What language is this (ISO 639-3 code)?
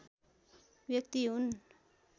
nep